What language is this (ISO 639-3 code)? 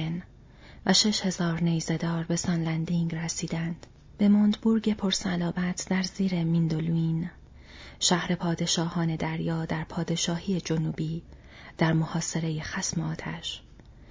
fas